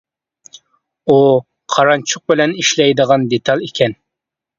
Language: Uyghur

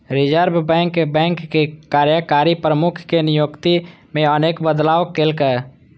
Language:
Maithili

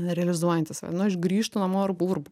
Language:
Lithuanian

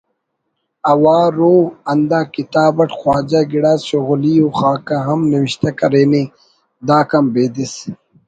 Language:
Brahui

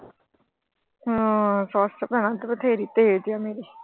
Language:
Punjabi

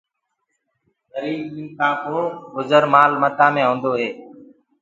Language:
Gurgula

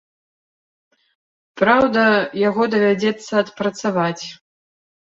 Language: Belarusian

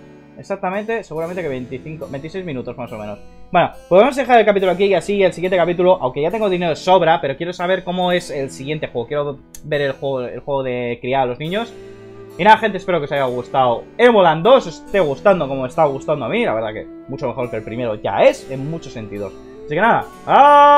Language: Spanish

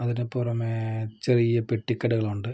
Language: Malayalam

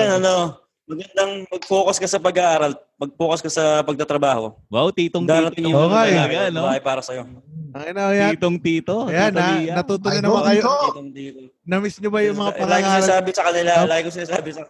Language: Filipino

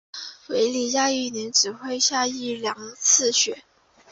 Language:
Chinese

